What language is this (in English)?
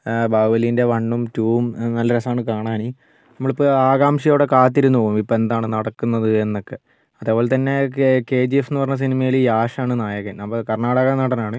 Malayalam